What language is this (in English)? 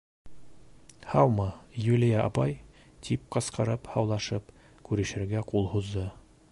Bashkir